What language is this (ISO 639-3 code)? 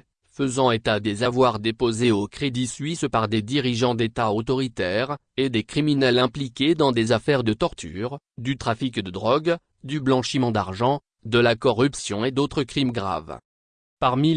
fra